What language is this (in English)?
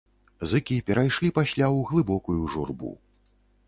Belarusian